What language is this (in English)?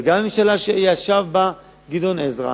Hebrew